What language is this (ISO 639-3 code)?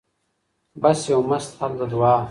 pus